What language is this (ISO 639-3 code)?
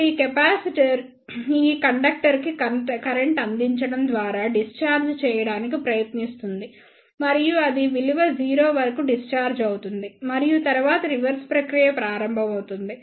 tel